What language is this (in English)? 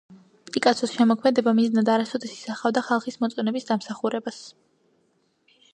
Georgian